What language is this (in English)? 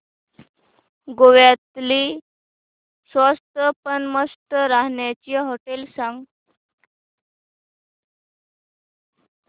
Marathi